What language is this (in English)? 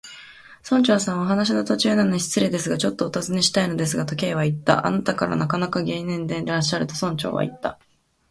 Japanese